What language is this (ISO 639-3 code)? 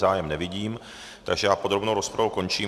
ces